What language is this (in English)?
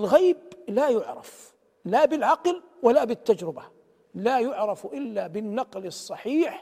Arabic